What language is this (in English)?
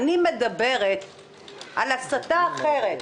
Hebrew